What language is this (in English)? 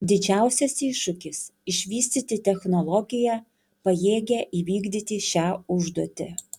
Lithuanian